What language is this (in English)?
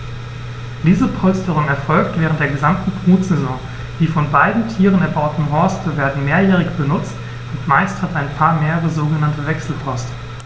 German